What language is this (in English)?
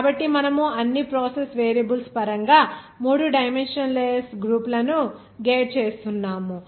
Telugu